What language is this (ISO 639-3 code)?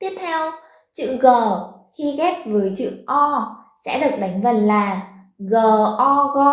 vie